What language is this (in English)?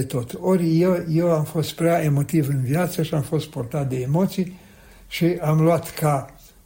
Romanian